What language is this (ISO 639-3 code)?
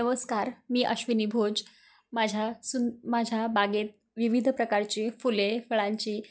mar